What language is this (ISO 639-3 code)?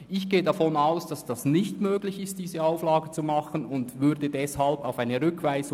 gsw